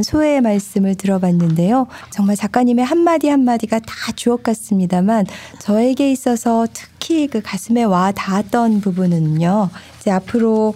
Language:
Korean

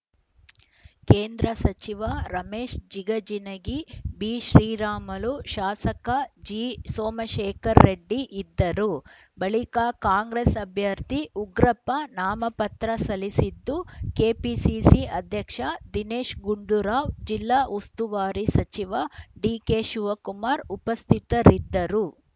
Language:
Kannada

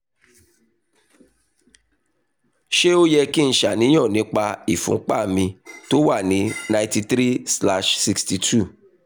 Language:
Yoruba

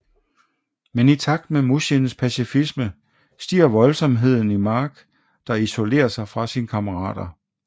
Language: Danish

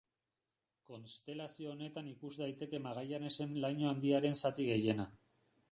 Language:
Basque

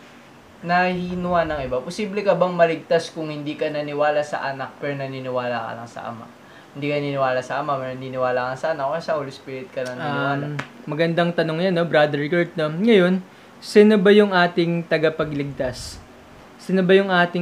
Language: Filipino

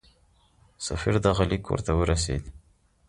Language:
Pashto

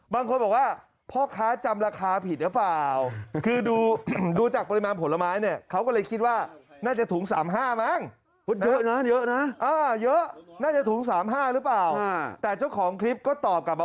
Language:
Thai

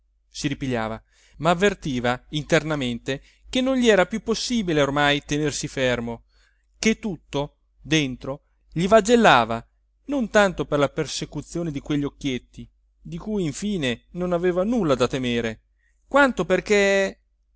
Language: Italian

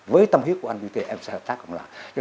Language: Vietnamese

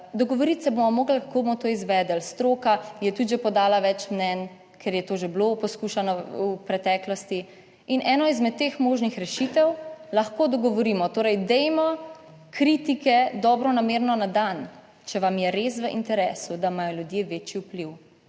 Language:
Slovenian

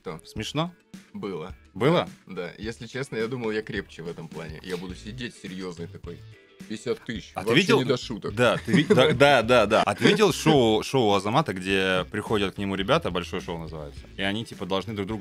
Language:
Russian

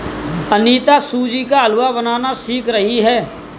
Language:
Hindi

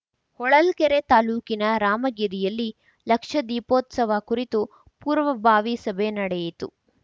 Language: Kannada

